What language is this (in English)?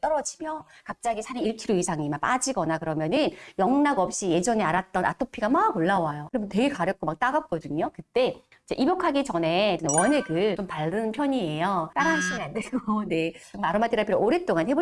Korean